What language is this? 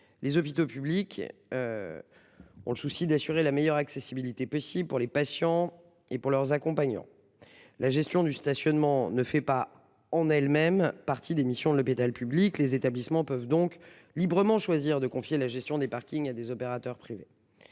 French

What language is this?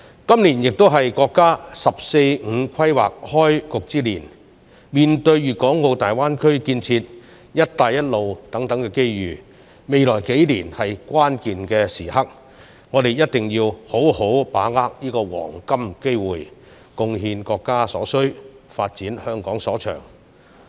Cantonese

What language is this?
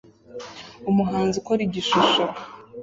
Kinyarwanda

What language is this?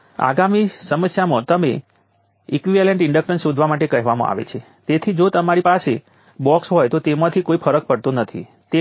Gujarati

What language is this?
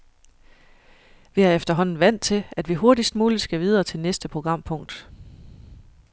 Danish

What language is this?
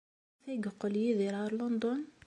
Kabyle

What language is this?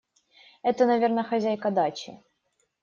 Russian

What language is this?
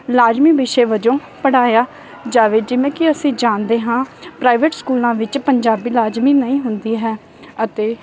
Punjabi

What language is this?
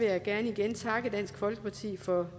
Danish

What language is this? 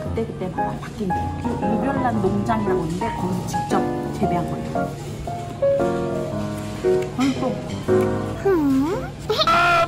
Korean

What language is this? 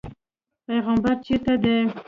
Pashto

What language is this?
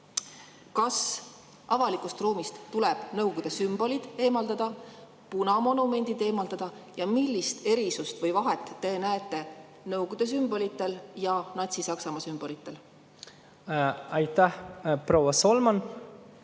Estonian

